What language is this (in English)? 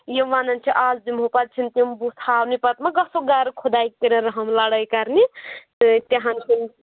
Kashmiri